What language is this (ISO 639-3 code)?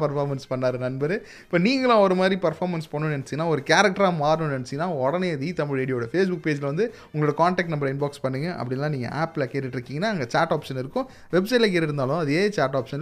tam